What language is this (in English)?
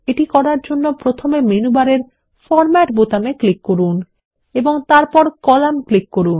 Bangla